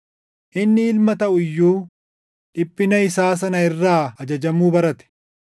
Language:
Oromo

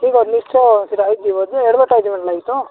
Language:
Odia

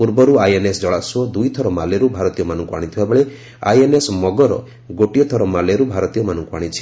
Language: Odia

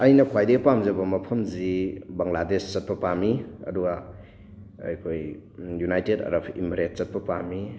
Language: Manipuri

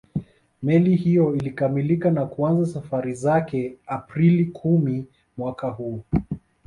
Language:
Swahili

